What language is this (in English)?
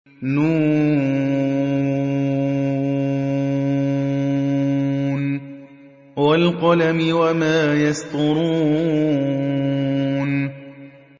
Arabic